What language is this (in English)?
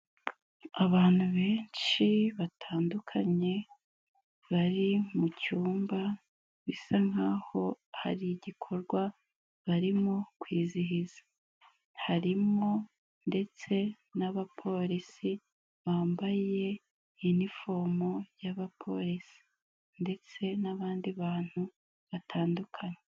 Kinyarwanda